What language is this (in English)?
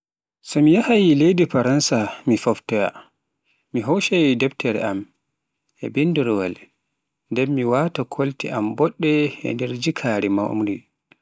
Pular